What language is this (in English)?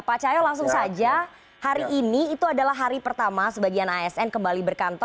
Indonesian